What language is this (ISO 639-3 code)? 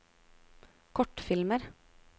nor